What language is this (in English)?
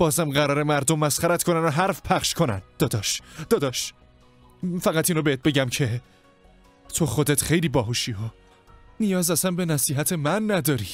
Persian